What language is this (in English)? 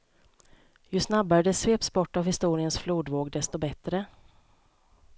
Swedish